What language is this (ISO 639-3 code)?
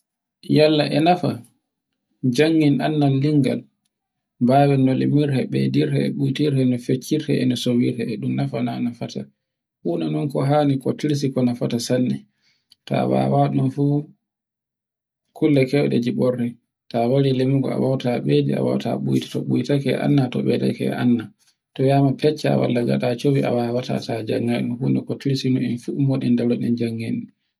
fue